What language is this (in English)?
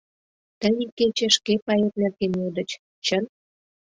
Mari